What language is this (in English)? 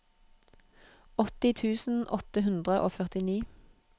Norwegian